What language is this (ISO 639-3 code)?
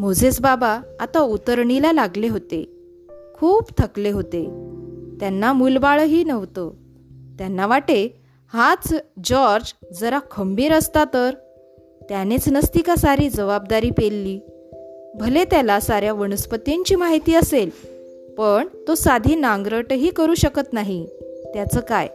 mar